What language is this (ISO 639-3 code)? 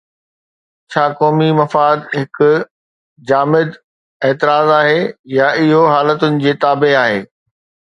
snd